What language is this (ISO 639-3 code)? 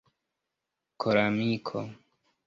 epo